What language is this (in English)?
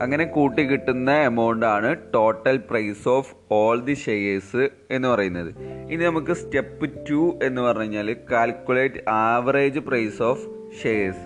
Malayalam